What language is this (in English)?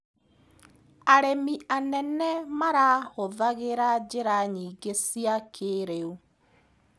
Kikuyu